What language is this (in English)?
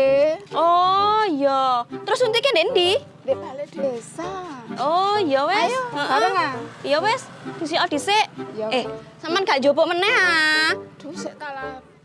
Indonesian